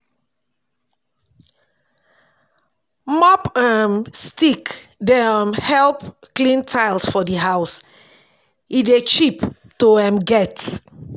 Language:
Nigerian Pidgin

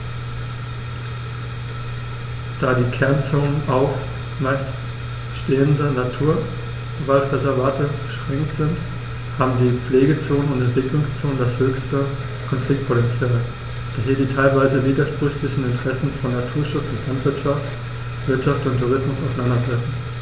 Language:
German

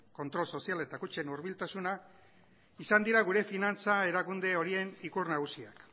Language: Basque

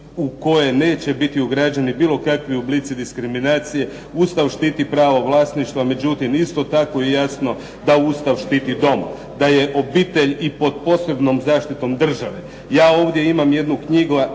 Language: Croatian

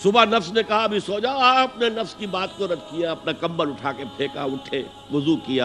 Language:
Urdu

